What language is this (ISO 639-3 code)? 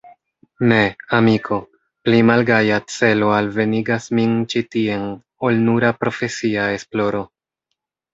epo